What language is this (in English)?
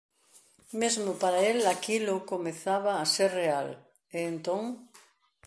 Galician